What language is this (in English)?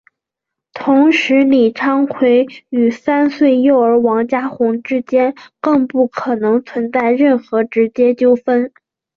Chinese